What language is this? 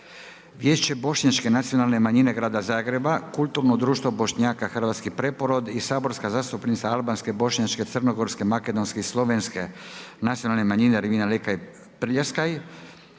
Croatian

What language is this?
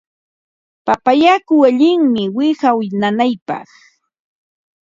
Ambo-Pasco Quechua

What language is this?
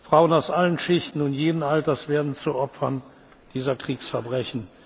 German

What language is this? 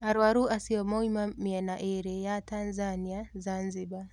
Kikuyu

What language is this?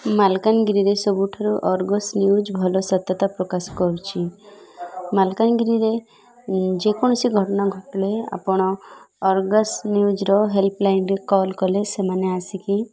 Odia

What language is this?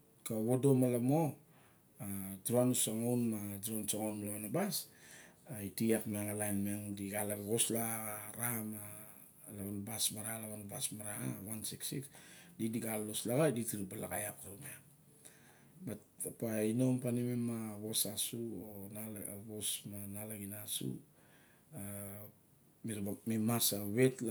Barok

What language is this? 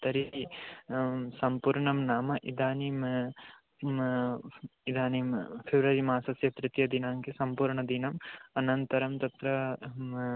Sanskrit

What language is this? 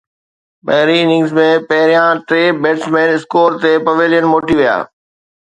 Sindhi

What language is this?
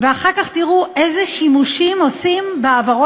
Hebrew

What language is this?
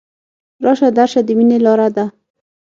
Pashto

